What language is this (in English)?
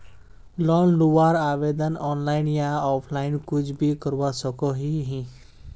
Magahi